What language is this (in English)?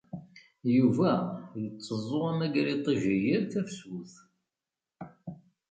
Kabyle